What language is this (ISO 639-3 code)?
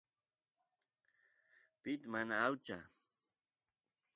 qus